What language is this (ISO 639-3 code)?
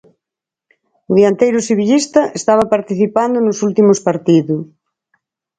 glg